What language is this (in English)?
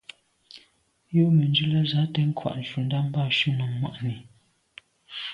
Medumba